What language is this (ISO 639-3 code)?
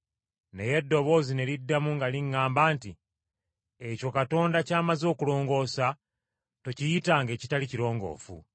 lug